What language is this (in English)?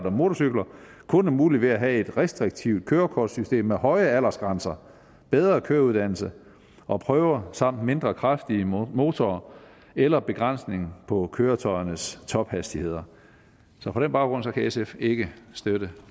Danish